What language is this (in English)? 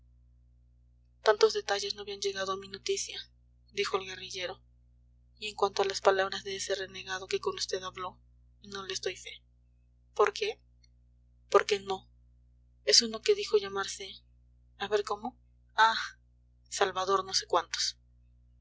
Spanish